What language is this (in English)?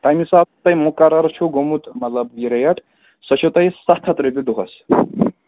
Kashmiri